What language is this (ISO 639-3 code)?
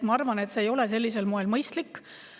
est